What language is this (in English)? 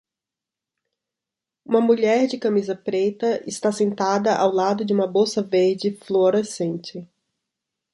Portuguese